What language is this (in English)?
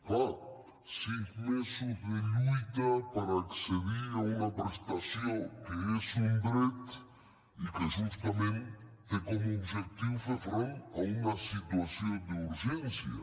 Catalan